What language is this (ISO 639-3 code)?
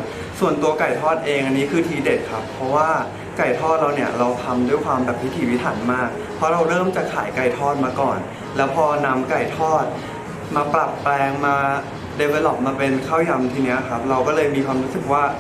tha